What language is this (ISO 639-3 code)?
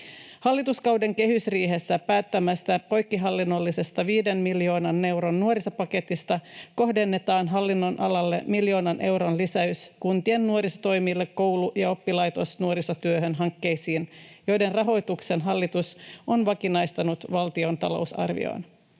fin